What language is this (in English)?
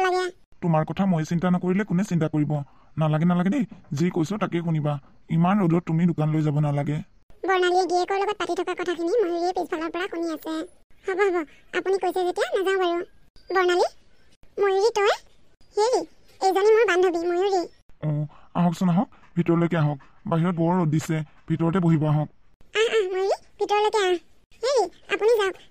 Bangla